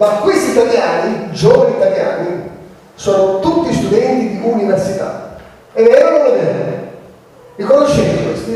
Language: Italian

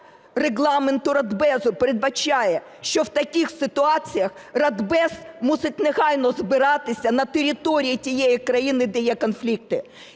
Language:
Ukrainian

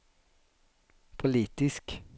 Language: Swedish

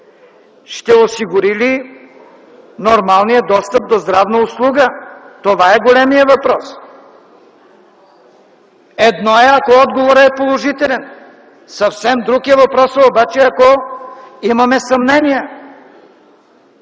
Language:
Bulgarian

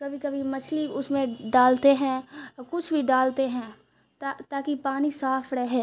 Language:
Urdu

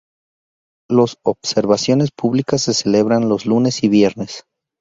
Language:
Spanish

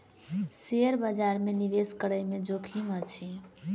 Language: Maithili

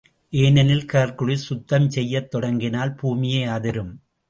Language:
Tamil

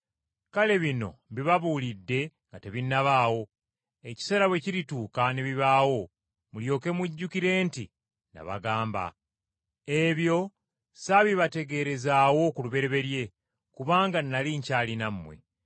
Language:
Ganda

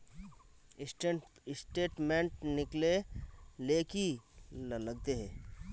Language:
Magahi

